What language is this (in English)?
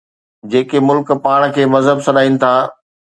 Sindhi